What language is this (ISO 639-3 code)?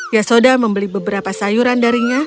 ind